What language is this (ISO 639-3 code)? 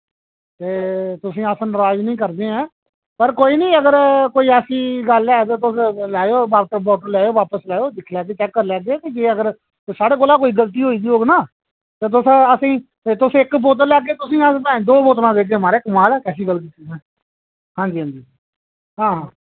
doi